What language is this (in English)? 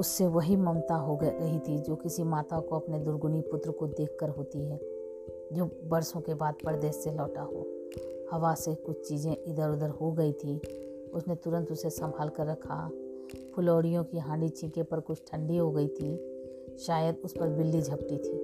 Hindi